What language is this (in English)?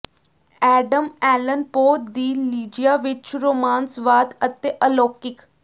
Punjabi